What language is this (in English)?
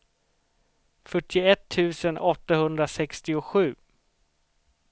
Swedish